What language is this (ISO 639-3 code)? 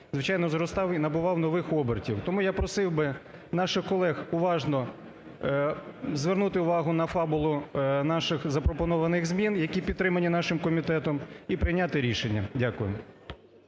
ukr